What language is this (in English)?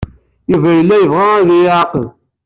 Kabyle